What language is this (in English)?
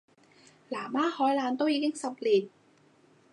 Cantonese